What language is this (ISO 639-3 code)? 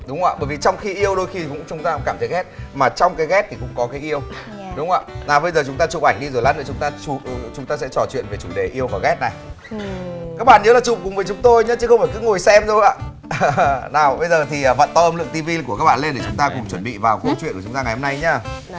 vie